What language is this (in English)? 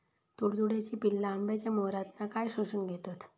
Marathi